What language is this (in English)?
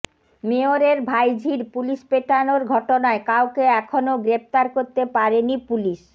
Bangla